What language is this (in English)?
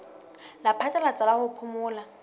Southern Sotho